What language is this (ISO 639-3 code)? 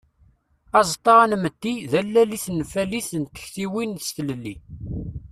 kab